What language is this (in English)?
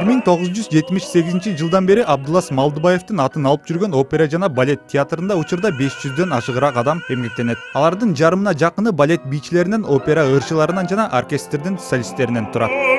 Turkish